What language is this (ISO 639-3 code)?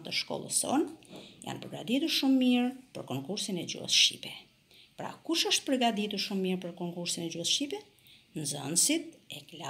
ron